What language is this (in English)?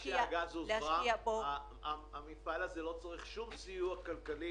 Hebrew